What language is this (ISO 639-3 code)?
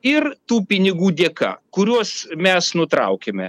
lit